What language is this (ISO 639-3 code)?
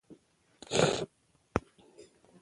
pus